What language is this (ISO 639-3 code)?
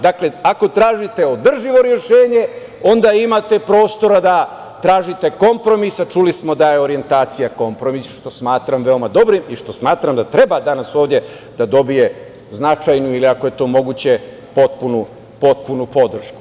srp